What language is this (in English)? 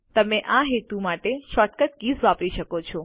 Gujarati